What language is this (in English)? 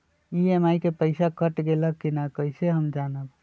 Magahi